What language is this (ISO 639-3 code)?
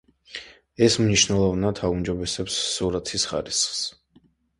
kat